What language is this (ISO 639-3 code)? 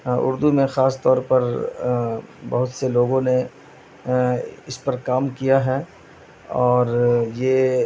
urd